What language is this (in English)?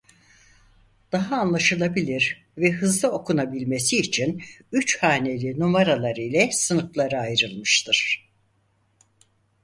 Turkish